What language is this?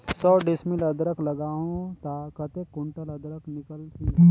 Chhattisgarhi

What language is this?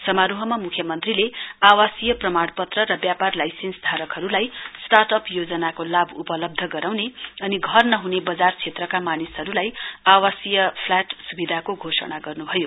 Nepali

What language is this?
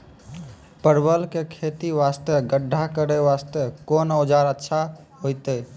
Maithili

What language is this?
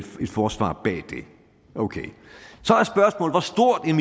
Danish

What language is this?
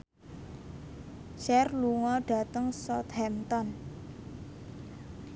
Javanese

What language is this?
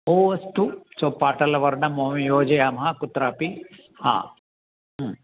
Sanskrit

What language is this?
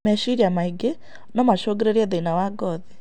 Kikuyu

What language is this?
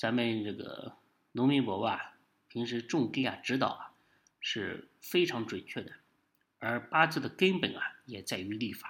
Chinese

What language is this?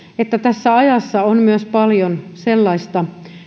Finnish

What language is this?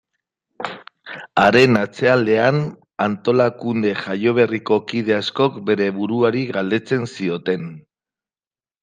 Basque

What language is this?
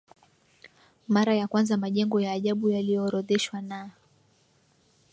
Swahili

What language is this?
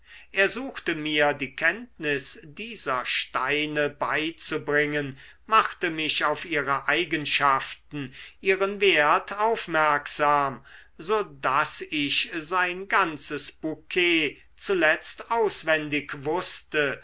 German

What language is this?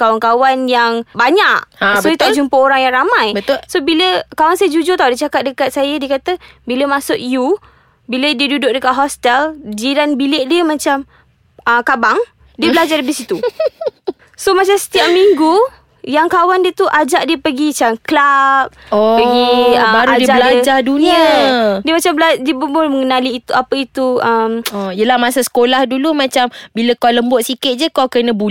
Malay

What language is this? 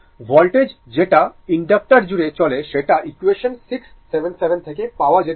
Bangla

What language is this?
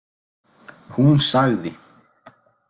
Icelandic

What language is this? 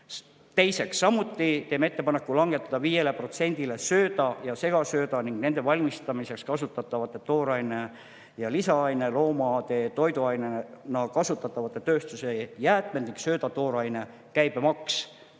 Estonian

